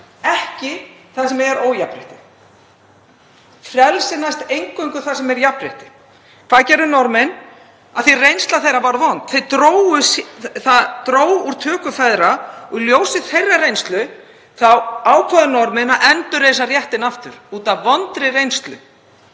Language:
Icelandic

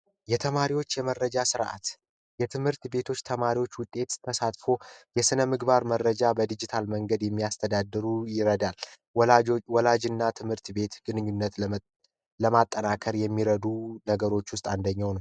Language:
Amharic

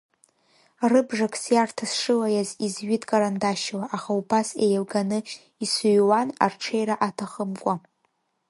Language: Abkhazian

